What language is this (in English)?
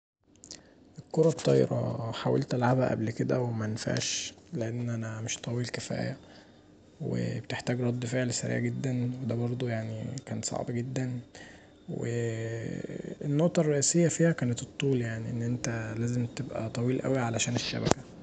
Egyptian Arabic